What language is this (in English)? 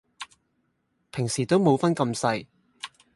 Cantonese